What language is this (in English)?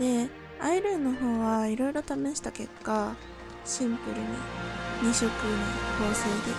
Japanese